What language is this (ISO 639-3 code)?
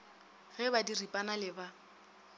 nso